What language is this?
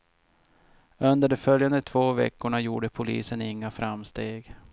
Swedish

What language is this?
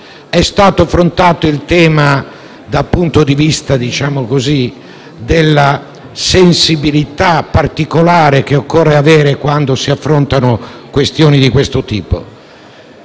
Italian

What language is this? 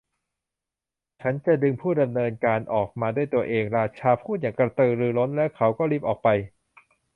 Thai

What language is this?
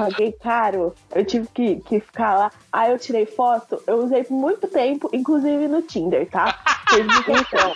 Portuguese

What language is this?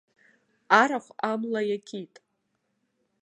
Abkhazian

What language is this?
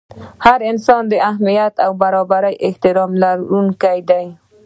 Pashto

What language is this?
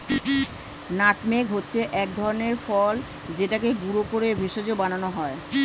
Bangla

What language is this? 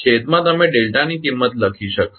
Gujarati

